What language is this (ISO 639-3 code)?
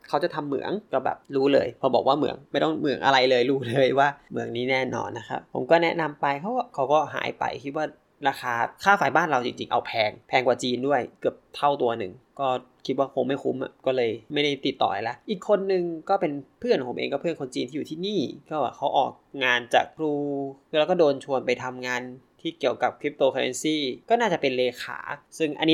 tha